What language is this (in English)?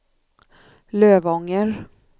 Swedish